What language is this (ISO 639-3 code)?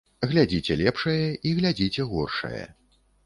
bel